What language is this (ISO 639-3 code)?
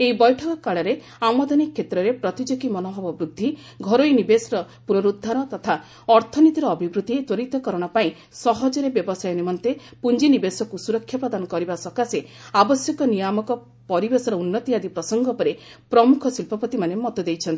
ori